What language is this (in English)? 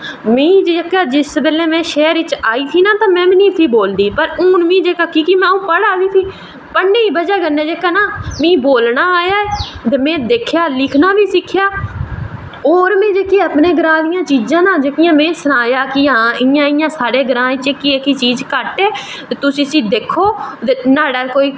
Dogri